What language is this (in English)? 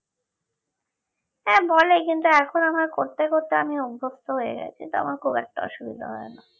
Bangla